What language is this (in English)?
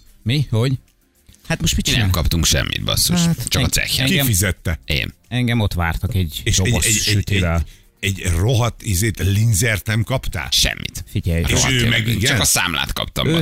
Hungarian